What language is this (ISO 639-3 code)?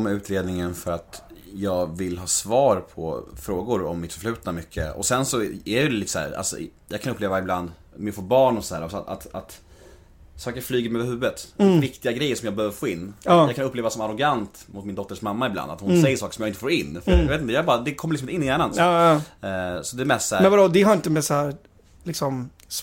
swe